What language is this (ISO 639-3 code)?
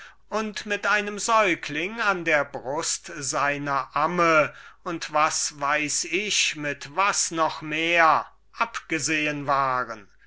deu